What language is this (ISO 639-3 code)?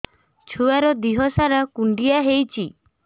ori